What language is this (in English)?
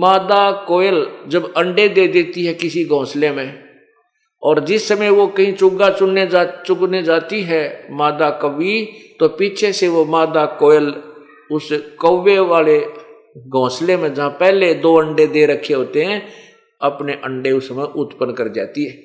Hindi